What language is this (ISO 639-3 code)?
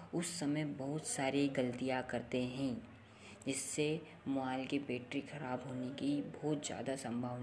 hin